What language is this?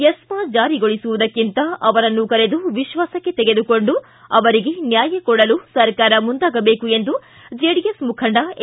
Kannada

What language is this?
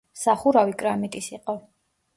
Georgian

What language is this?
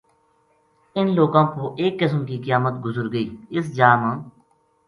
Gujari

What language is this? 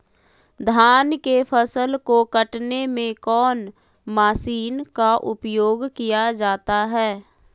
Magahi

